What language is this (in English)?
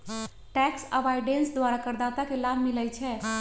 Magahi